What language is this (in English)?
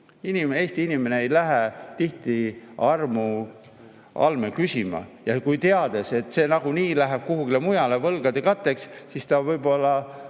Estonian